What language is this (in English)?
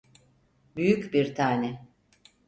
Turkish